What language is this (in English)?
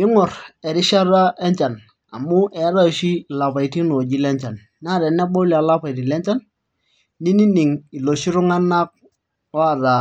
Masai